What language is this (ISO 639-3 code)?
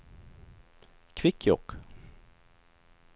swe